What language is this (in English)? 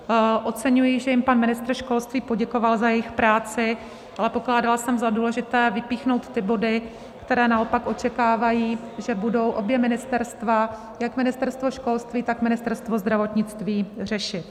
Czech